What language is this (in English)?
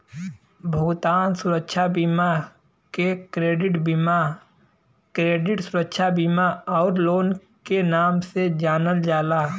Bhojpuri